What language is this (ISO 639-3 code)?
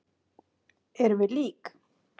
isl